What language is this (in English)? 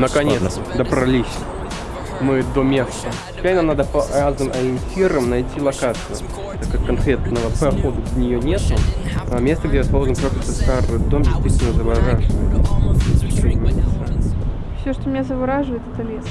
Russian